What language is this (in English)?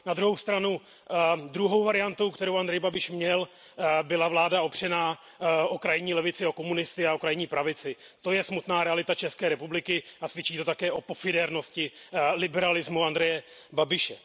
Czech